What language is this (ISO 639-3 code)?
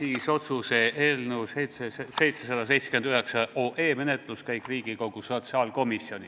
est